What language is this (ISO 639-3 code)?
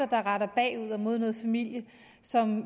dan